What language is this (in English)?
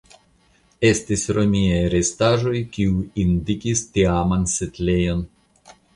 Esperanto